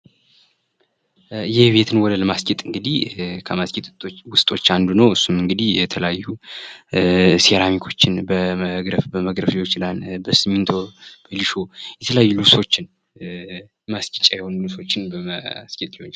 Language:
Amharic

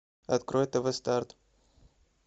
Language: Russian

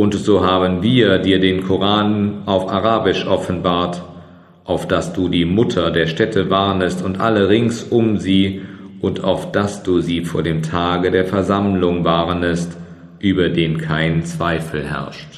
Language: German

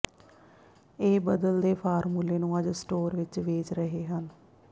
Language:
Punjabi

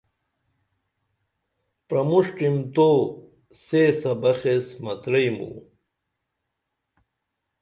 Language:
Dameli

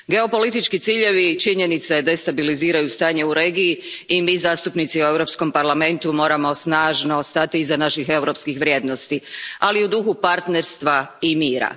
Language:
Croatian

